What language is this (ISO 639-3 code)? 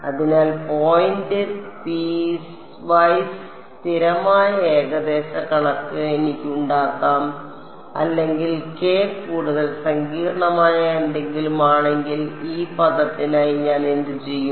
mal